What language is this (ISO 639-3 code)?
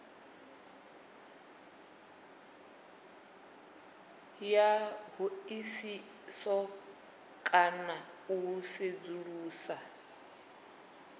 ven